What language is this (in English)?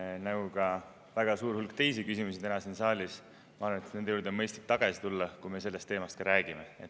Estonian